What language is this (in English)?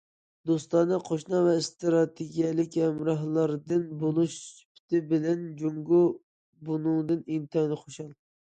Uyghur